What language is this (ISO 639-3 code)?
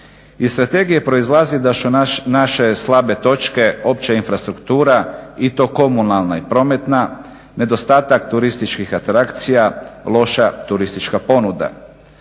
hrv